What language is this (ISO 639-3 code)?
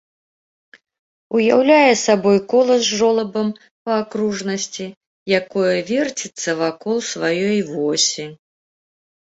bel